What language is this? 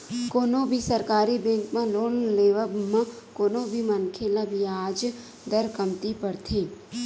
Chhattisgarhi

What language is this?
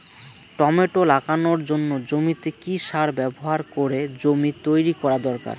Bangla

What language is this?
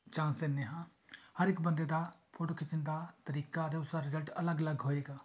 Punjabi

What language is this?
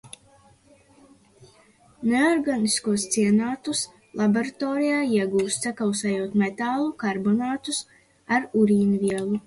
Latvian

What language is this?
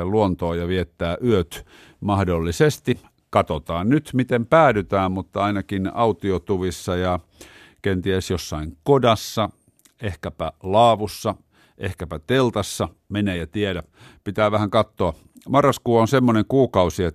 Finnish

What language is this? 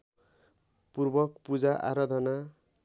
Nepali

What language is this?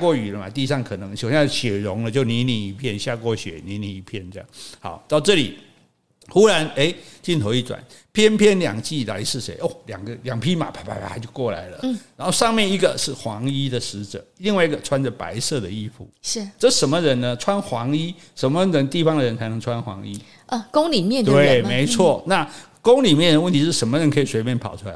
Chinese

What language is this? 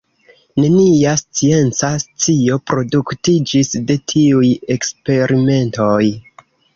Esperanto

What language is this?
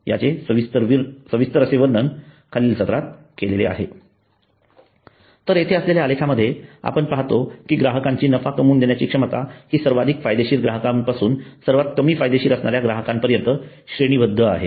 Marathi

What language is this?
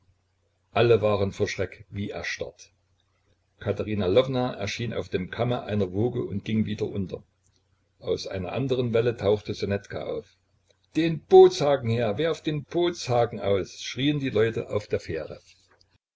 German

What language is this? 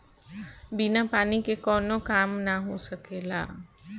Bhojpuri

